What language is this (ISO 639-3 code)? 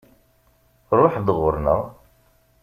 kab